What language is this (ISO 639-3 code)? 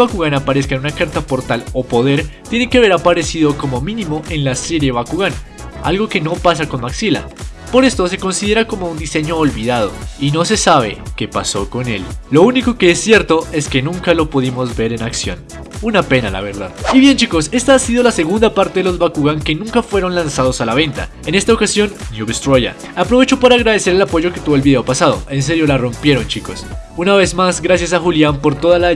spa